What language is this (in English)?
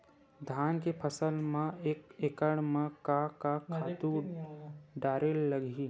Chhattisgarhi